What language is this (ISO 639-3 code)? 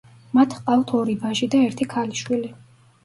kat